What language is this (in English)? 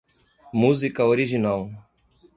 Portuguese